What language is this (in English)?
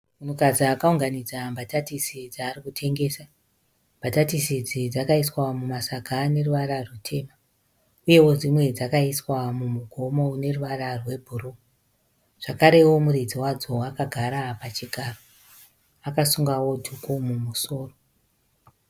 Shona